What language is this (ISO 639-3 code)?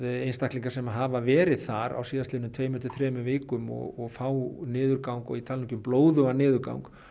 isl